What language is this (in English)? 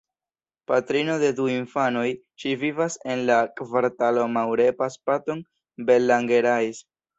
Esperanto